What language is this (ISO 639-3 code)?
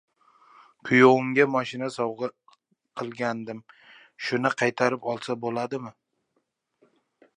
uzb